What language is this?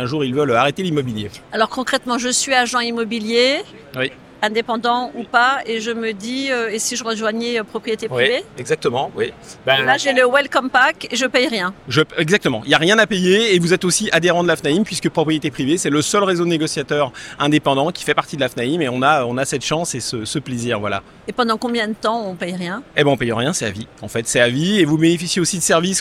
French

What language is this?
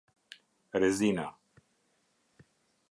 Albanian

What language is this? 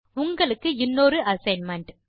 Tamil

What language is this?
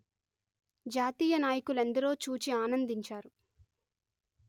Telugu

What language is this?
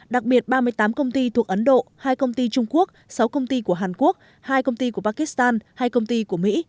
Vietnamese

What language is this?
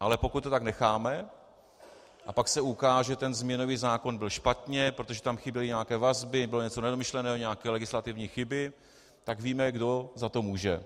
Czech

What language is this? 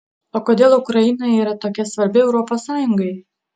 Lithuanian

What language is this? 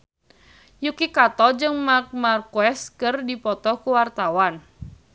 Sundanese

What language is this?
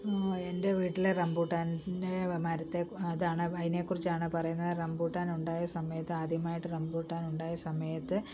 Malayalam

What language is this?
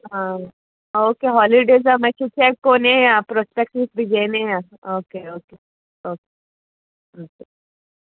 Konkani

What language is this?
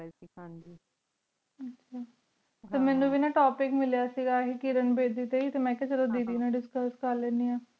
Punjabi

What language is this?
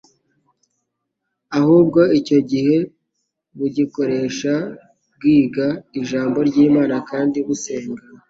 Kinyarwanda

